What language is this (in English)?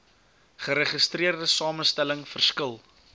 Afrikaans